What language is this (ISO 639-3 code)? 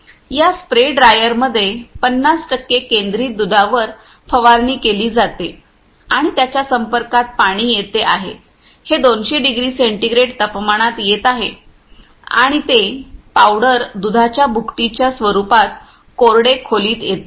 mar